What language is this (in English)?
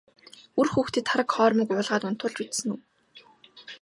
Mongolian